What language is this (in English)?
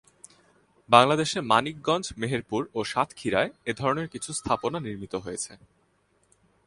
Bangla